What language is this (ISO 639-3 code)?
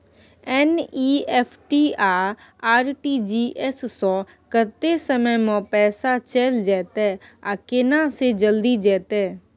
mai